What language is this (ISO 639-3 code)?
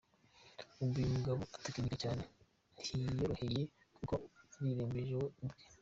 kin